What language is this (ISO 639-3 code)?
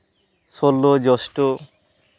sat